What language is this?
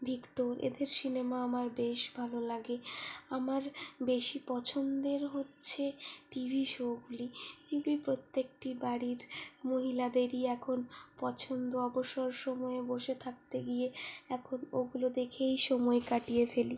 Bangla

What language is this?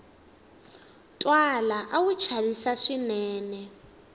Tsonga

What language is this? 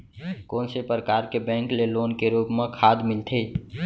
Chhattisgarhi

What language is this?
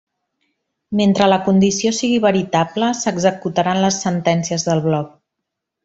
Catalan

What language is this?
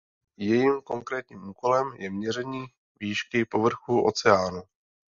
Czech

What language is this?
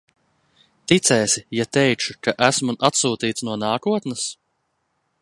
Latvian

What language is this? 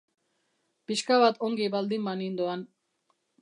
Basque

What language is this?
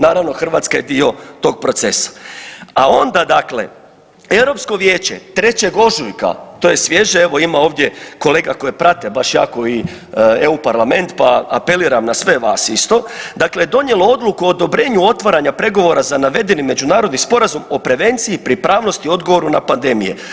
Croatian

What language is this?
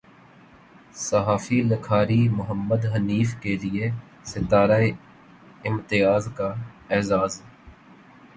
Urdu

